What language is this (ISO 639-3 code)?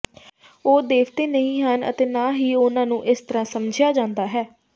pan